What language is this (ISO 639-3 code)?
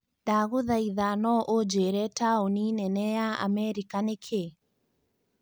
kik